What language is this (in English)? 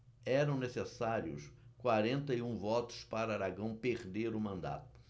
Portuguese